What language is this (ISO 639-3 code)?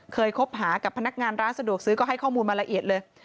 tha